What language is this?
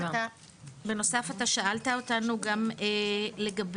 Hebrew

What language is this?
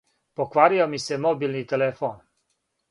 Serbian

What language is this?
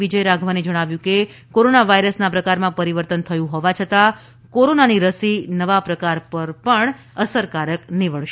Gujarati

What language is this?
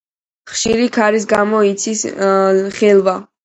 Georgian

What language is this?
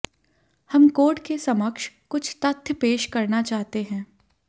Hindi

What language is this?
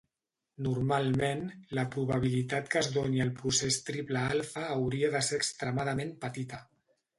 Catalan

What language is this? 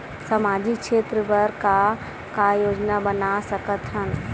Chhattisgarhi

